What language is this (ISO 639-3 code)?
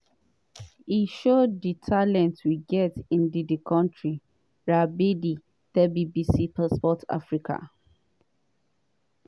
pcm